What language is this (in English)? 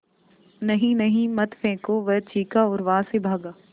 Hindi